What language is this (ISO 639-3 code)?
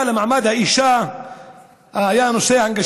heb